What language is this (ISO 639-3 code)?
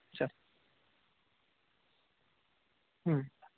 ben